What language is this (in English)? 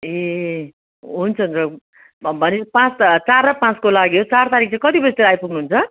Nepali